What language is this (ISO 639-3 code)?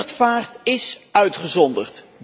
nld